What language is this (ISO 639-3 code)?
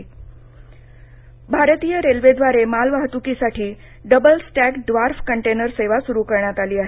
mar